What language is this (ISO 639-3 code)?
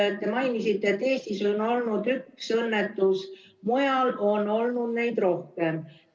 est